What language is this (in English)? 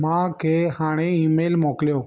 Sindhi